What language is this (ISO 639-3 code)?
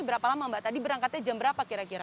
ind